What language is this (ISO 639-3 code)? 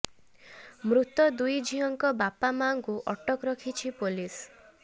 ori